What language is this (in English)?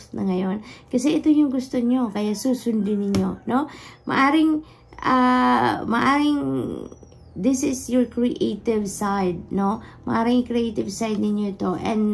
Filipino